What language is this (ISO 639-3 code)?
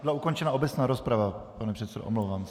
ces